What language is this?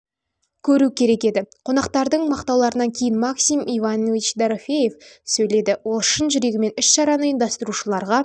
Kazakh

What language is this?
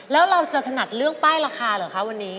Thai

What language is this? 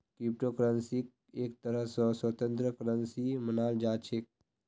Magahi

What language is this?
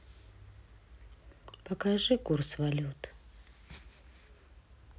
Russian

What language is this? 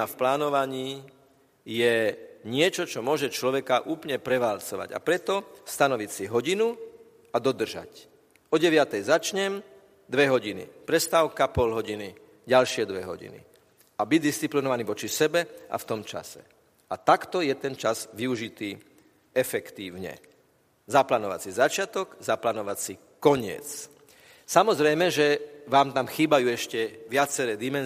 Slovak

